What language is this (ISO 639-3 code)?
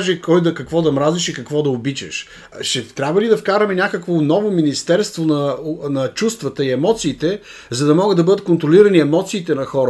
bul